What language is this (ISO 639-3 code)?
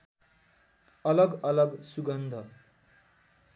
nep